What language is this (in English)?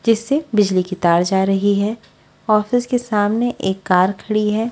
Hindi